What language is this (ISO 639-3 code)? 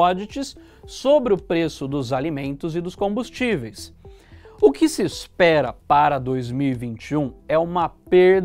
por